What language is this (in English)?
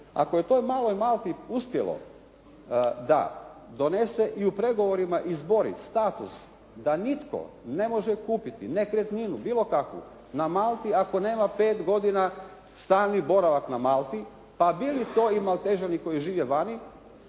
Croatian